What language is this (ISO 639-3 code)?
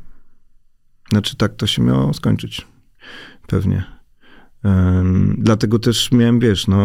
pol